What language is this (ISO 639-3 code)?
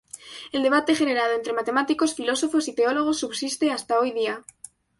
spa